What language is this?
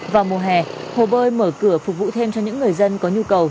Vietnamese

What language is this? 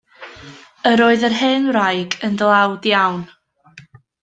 Welsh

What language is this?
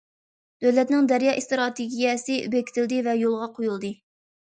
Uyghur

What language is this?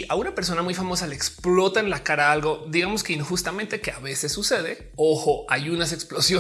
Spanish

